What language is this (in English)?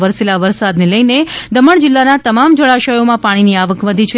Gujarati